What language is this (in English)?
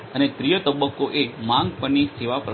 Gujarati